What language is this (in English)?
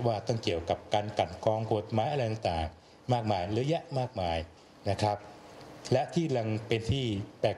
Thai